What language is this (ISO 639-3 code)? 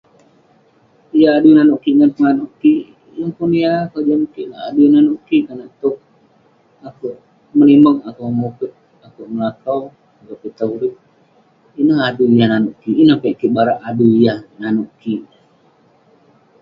pne